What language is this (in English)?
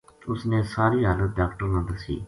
Gujari